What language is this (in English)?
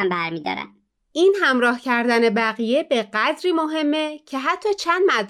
Persian